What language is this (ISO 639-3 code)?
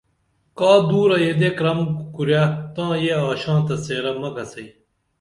dml